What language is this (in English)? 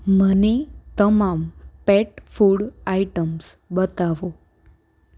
Gujarati